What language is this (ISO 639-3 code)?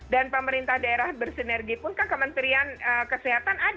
ind